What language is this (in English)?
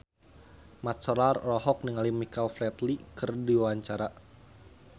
Sundanese